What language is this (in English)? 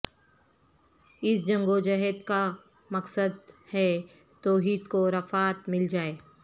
Urdu